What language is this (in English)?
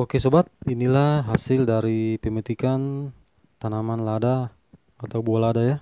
Indonesian